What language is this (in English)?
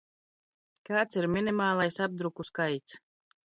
Latvian